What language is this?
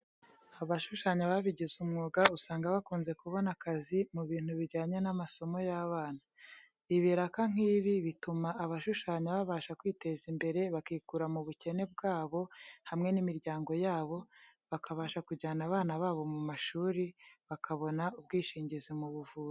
Kinyarwanda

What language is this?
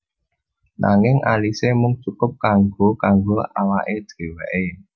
Javanese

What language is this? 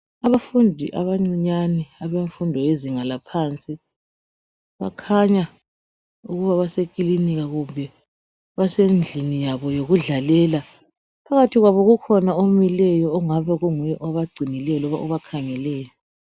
North Ndebele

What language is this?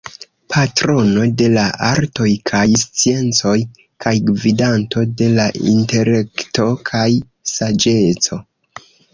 Esperanto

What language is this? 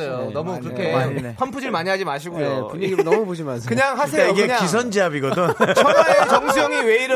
Korean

